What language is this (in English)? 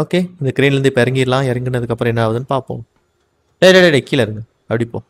Tamil